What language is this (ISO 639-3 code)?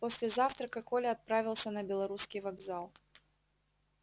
rus